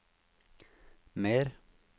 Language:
Norwegian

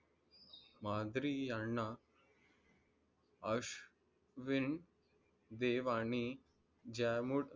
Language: Marathi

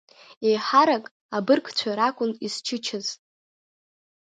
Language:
Abkhazian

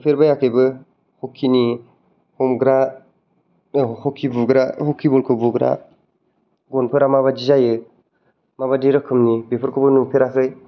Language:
Bodo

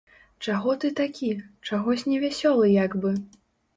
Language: Belarusian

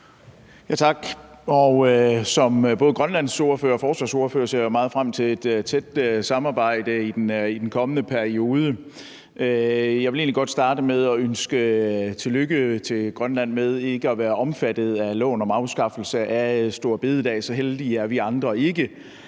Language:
Danish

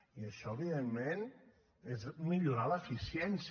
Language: Catalan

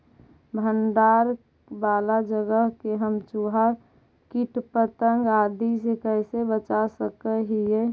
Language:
Magahi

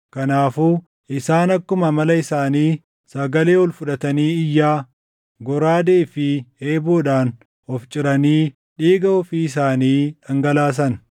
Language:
Oromo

